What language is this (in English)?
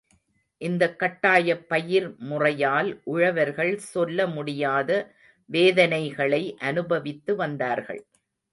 Tamil